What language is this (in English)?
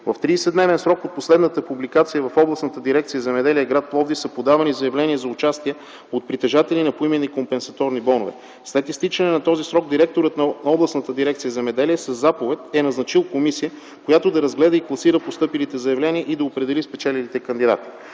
Bulgarian